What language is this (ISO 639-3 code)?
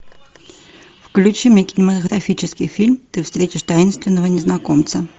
rus